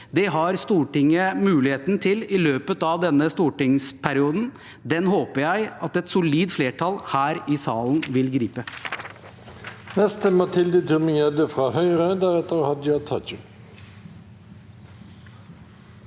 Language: Norwegian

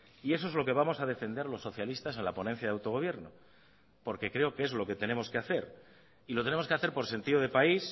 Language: Spanish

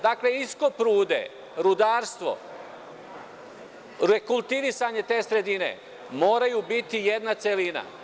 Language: Serbian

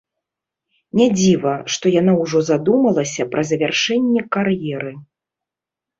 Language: Belarusian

